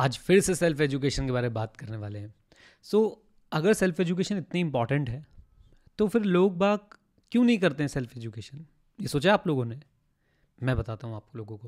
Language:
Hindi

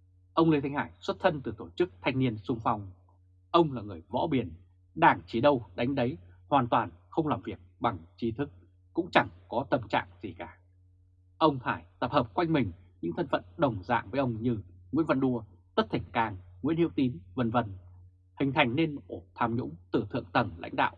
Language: Vietnamese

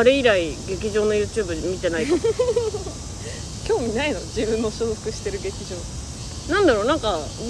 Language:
Japanese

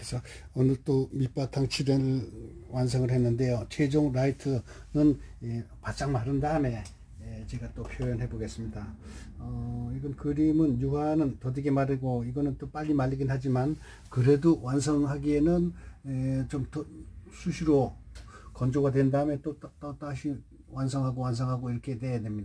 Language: Korean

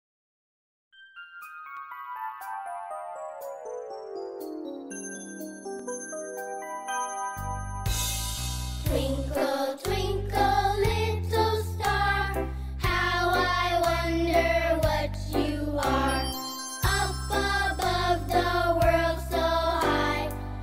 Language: Dutch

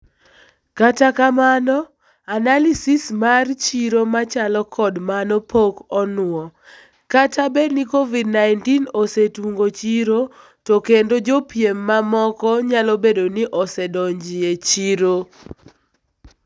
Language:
Luo (Kenya and Tanzania)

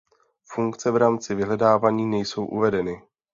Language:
Czech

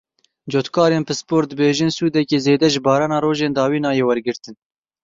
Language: Kurdish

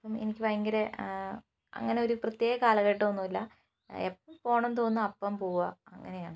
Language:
Malayalam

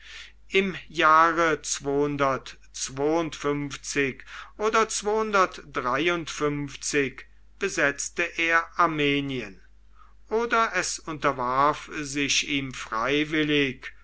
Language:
German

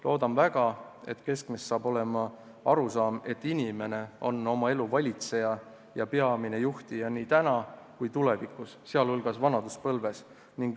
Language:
Estonian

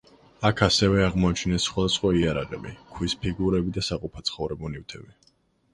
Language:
Georgian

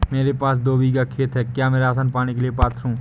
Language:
Hindi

